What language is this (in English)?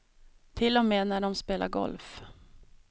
Swedish